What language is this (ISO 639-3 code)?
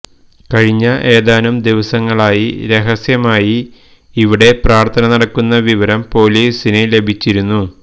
mal